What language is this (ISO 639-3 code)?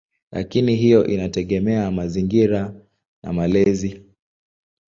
swa